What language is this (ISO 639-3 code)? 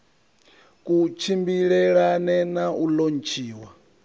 ven